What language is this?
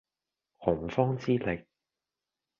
Cantonese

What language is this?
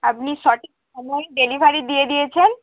Bangla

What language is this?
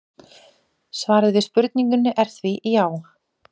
Icelandic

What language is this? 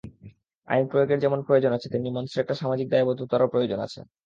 Bangla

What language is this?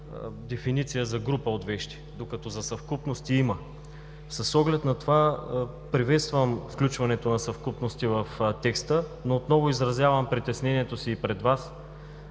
Bulgarian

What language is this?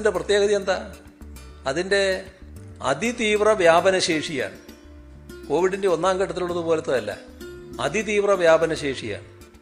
Malayalam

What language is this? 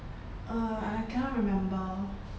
English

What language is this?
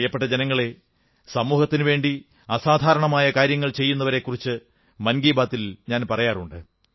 Malayalam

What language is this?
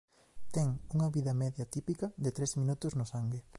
Galician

